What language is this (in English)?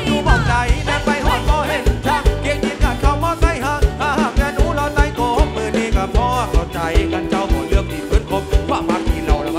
Thai